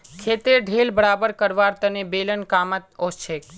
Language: Magahi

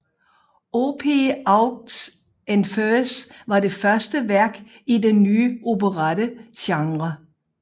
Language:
Danish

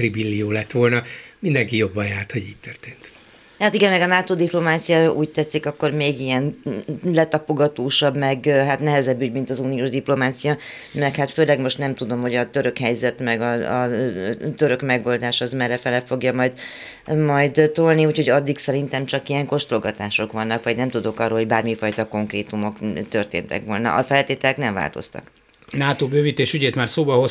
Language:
Hungarian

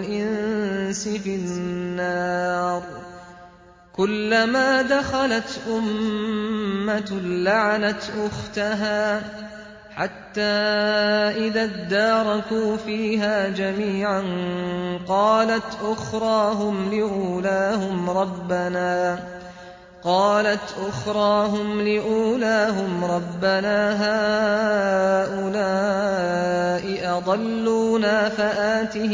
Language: Arabic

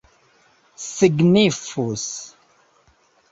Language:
Esperanto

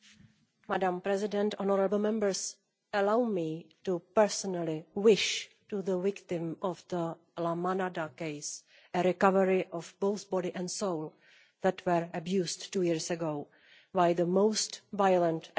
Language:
English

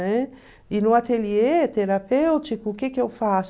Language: Portuguese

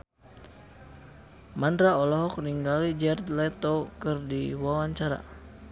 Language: Sundanese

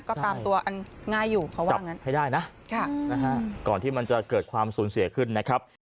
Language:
Thai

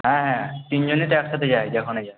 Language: Bangla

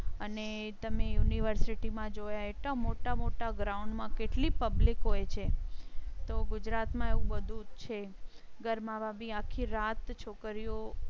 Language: Gujarati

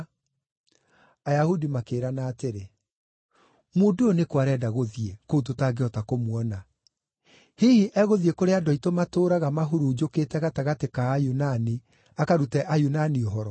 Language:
Kikuyu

